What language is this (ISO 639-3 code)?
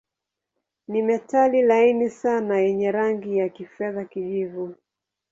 swa